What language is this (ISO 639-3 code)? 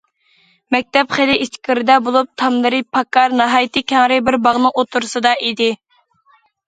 uig